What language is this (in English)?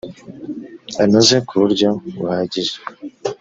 Kinyarwanda